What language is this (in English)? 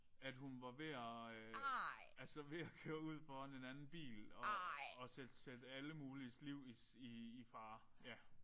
Danish